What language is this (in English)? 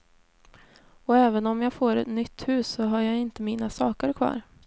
Swedish